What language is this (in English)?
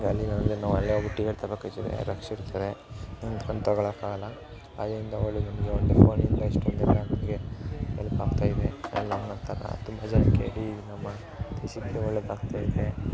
Kannada